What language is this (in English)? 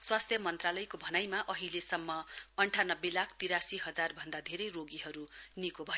Nepali